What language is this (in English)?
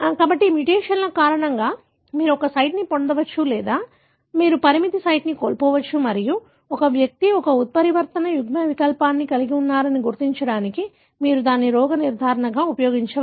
Telugu